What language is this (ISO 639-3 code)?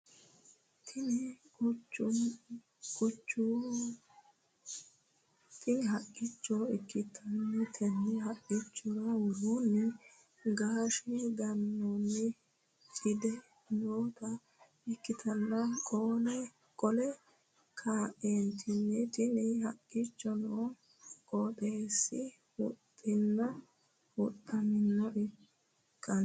sid